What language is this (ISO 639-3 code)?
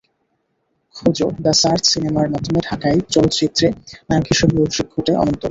ben